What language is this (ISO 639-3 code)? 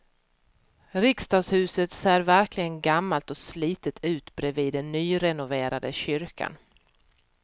swe